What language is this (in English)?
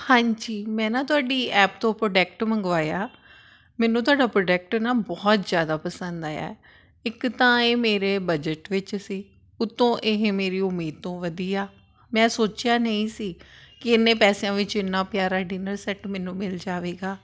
Punjabi